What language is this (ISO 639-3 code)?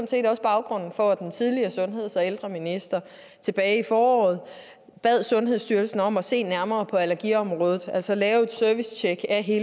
dan